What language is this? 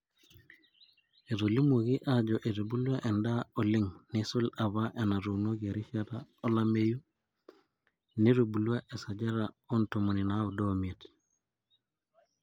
Masai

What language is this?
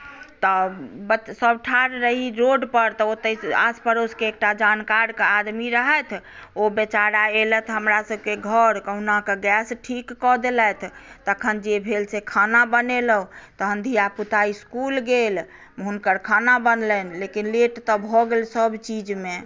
Maithili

